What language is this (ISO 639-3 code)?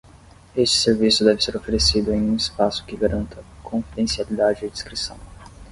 por